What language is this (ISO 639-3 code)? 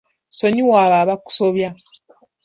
lug